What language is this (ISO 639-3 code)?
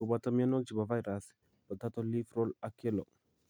kln